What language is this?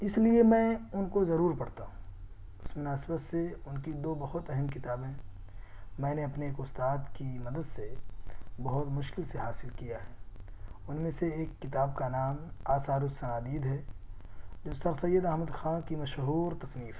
Urdu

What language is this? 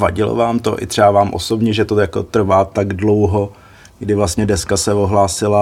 Czech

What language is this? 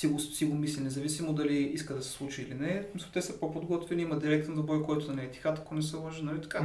Bulgarian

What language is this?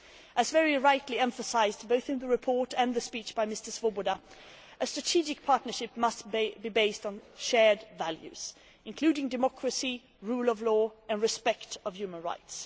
English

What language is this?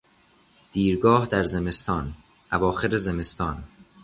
Persian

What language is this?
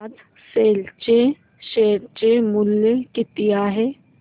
Marathi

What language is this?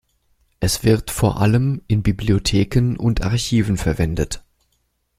German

